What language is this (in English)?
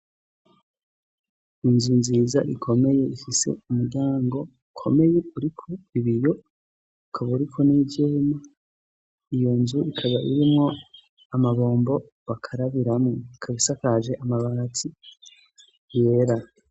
Rundi